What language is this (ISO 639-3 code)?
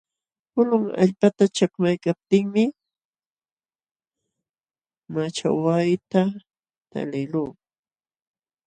qxw